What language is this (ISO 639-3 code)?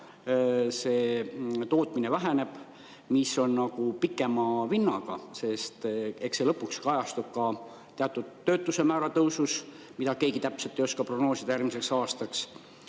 est